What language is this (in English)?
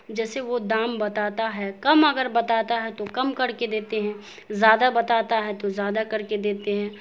Urdu